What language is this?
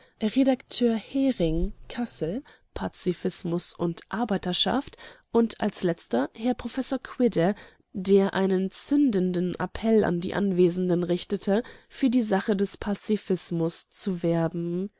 German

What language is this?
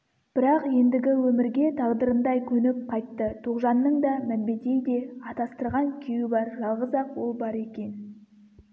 Kazakh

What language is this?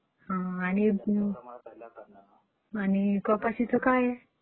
Marathi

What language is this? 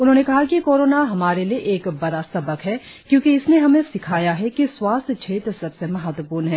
Hindi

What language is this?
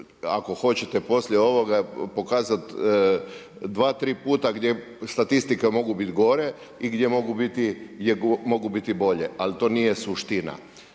Croatian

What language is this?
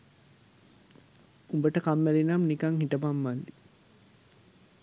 Sinhala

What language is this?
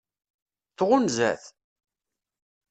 Kabyle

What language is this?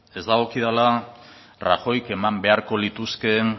Basque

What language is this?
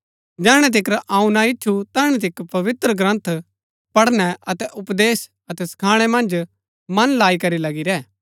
Gaddi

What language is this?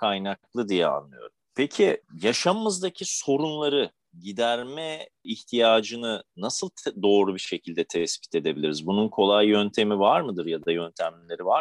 Turkish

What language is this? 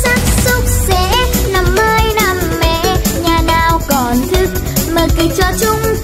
Vietnamese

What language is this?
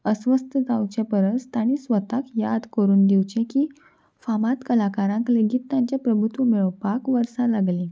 Konkani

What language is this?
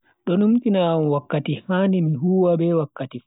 Bagirmi Fulfulde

